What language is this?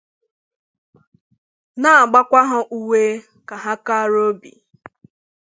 Igbo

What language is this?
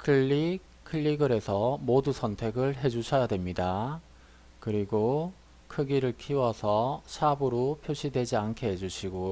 Korean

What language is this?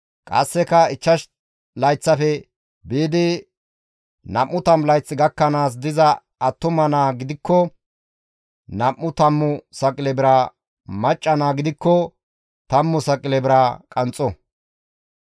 Gamo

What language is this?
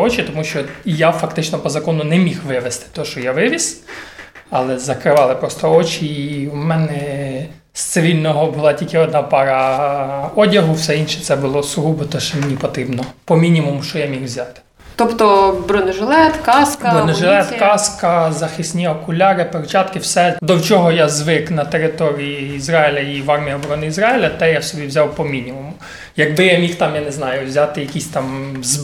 Ukrainian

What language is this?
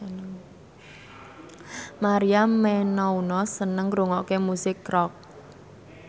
Javanese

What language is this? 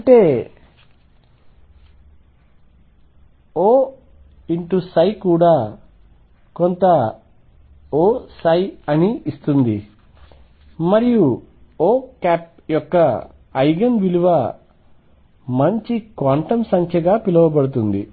Telugu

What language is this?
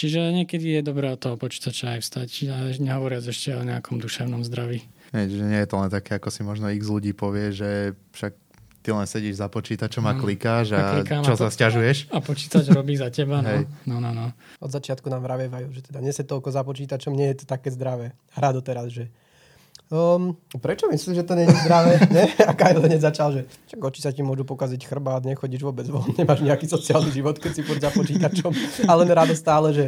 Slovak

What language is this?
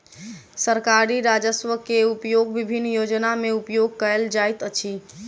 Maithili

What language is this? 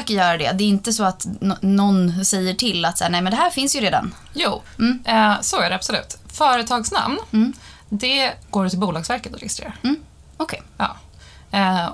Swedish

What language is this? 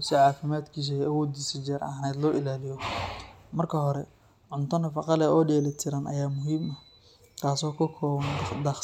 Somali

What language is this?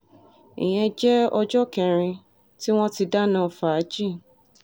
Yoruba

